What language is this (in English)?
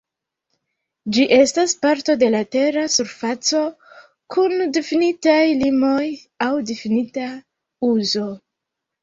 Esperanto